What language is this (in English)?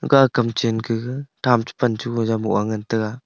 Wancho Naga